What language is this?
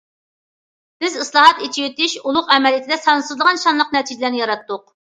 Uyghur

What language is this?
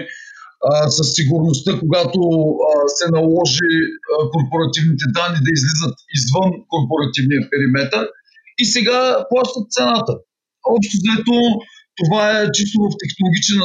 Bulgarian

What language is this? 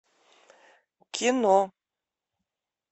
Russian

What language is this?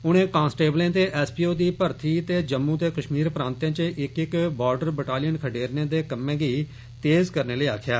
Dogri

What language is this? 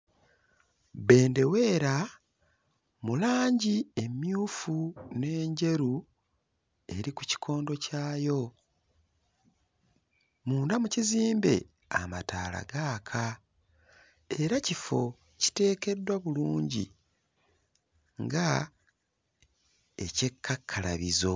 Ganda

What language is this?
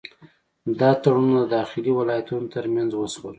Pashto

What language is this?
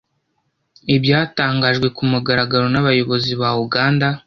Kinyarwanda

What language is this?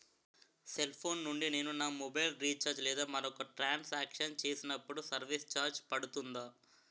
Telugu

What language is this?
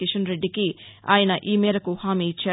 Telugu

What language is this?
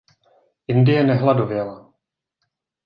Czech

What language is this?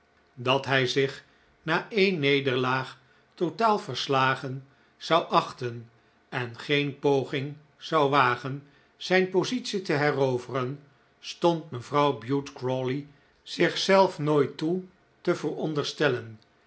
Dutch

